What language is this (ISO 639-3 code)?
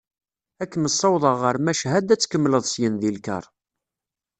kab